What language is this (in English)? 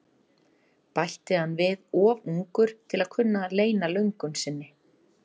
Icelandic